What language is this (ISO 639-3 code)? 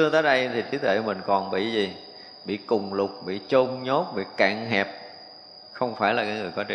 vie